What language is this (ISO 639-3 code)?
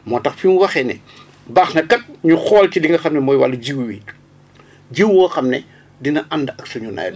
wol